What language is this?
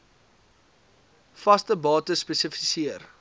Afrikaans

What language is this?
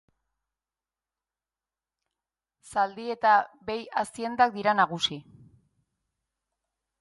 Basque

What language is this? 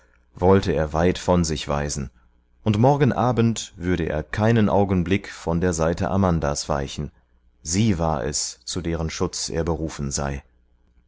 German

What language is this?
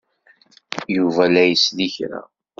Kabyle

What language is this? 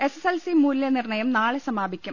Malayalam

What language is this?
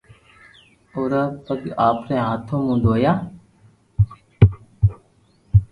Loarki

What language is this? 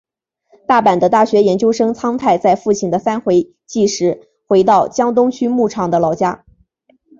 Chinese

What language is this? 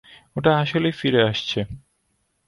Bangla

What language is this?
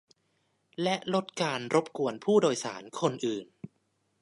Thai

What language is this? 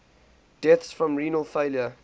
English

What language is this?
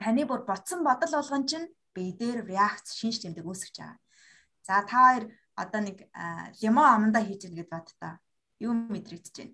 Russian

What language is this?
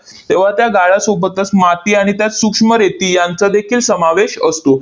Marathi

